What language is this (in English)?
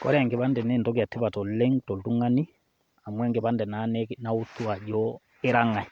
Masai